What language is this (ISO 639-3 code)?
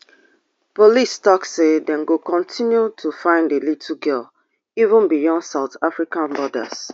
pcm